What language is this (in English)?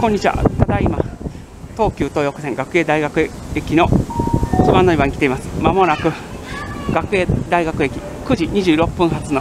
Japanese